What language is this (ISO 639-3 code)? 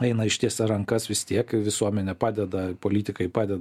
lit